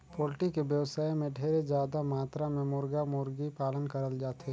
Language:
Chhattisgarhi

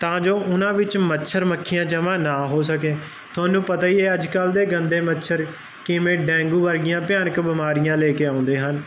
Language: Punjabi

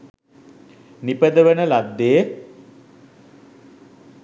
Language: Sinhala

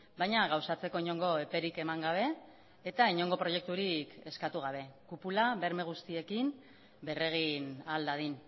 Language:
Basque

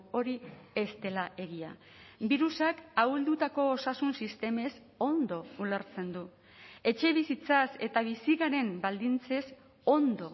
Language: Basque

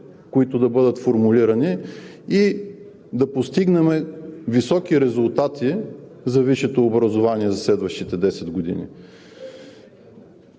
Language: Bulgarian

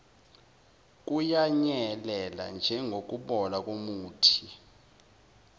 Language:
Zulu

